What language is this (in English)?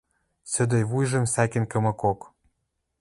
Western Mari